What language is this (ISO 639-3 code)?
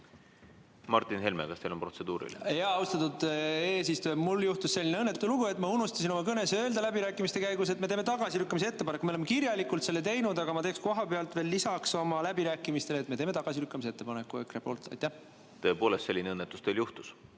est